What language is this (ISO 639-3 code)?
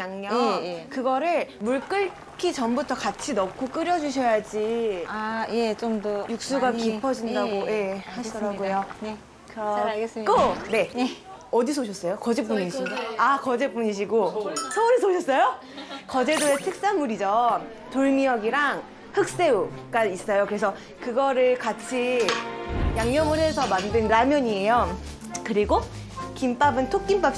kor